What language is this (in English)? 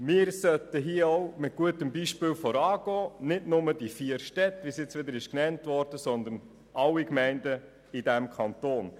Swiss German